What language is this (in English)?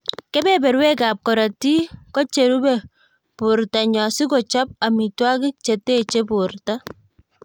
Kalenjin